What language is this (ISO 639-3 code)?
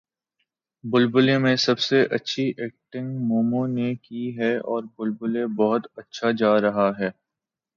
urd